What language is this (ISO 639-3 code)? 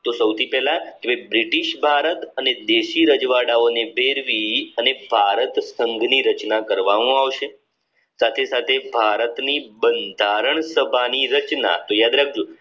guj